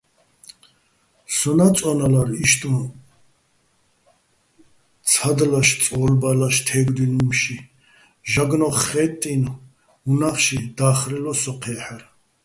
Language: Bats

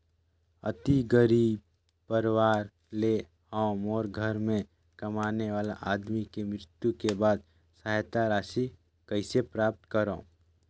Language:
Chhattisgarhi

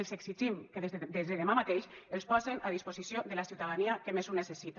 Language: Catalan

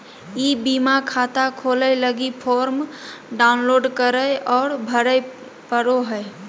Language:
Magahi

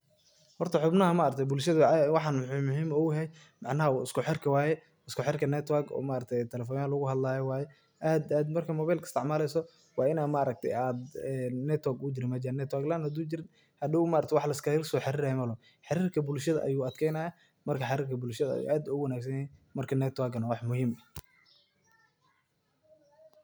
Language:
Somali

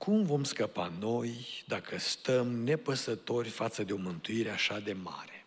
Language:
Romanian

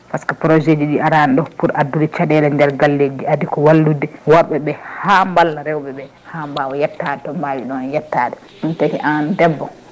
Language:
Fula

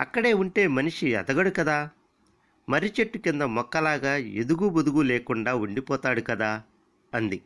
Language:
Telugu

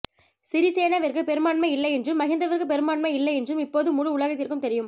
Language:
Tamil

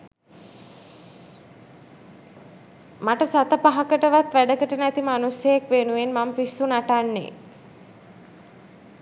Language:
Sinhala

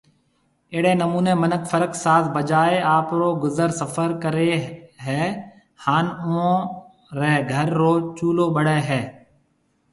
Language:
Marwari (Pakistan)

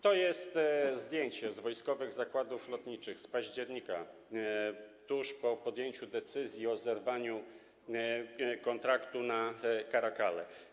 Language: Polish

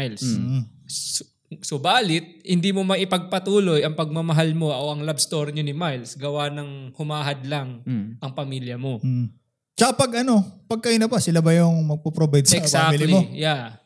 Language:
Filipino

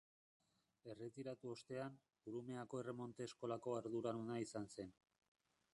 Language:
Basque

